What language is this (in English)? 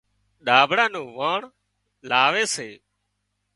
Wadiyara Koli